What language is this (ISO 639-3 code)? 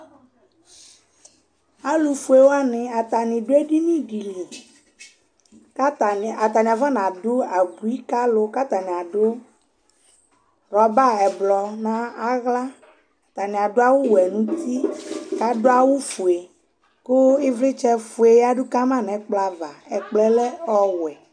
kpo